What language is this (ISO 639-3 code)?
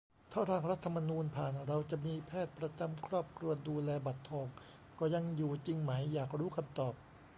tha